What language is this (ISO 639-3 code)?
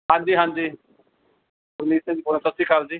pan